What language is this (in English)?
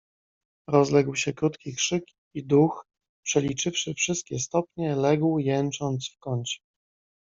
Polish